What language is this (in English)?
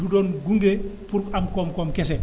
Wolof